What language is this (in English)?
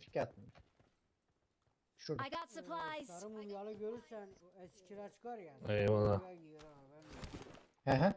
Turkish